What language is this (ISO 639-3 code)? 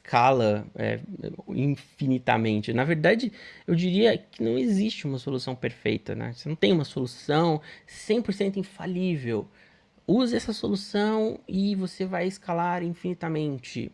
por